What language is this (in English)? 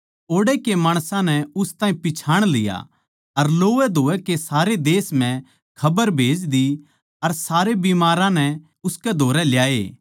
Haryanvi